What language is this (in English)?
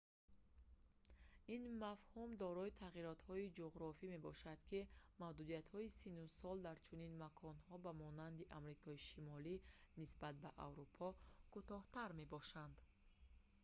Tajik